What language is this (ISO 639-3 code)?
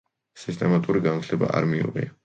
kat